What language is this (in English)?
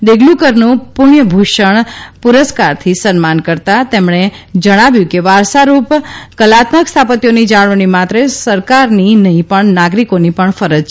Gujarati